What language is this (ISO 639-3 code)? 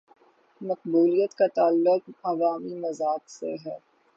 urd